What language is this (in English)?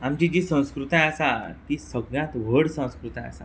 Konkani